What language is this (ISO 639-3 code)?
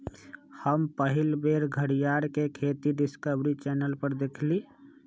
mag